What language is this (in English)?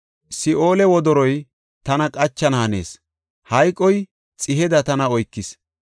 Gofa